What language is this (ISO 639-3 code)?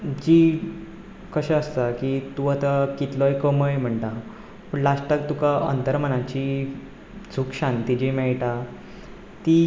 kok